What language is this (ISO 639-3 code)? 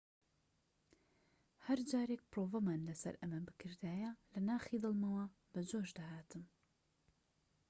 ckb